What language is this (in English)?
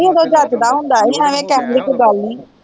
Punjabi